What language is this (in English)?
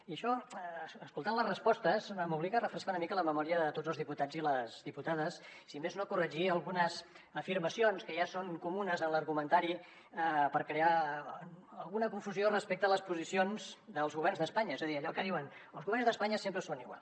Catalan